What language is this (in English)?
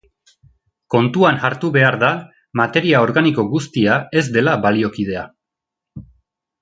Basque